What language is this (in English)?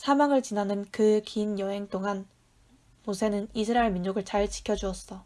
Korean